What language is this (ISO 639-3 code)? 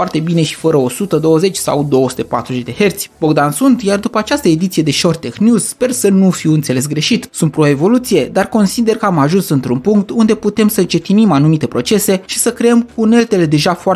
ron